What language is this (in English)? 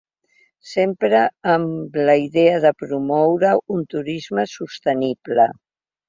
Catalan